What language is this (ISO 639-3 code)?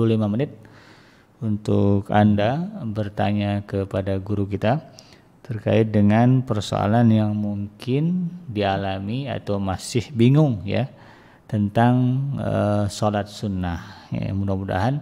ind